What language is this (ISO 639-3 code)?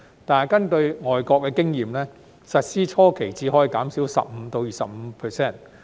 yue